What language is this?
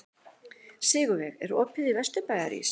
Icelandic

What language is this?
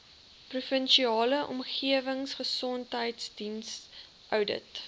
Afrikaans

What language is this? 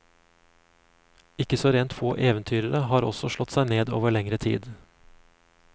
Norwegian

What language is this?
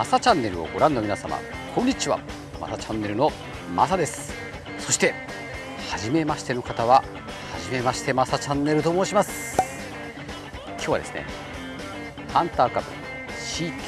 Japanese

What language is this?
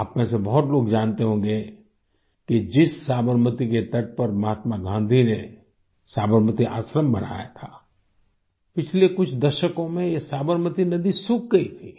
Hindi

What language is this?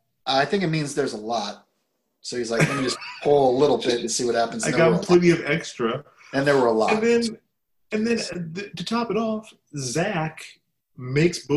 English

